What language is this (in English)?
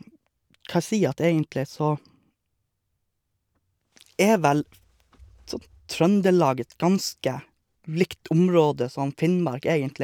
Norwegian